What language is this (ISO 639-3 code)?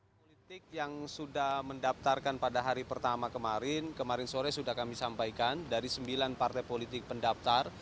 ind